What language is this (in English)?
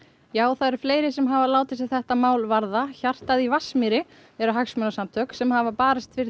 Icelandic